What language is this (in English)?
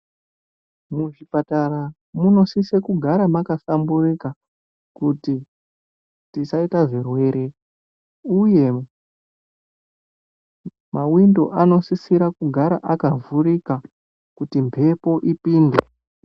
Ndau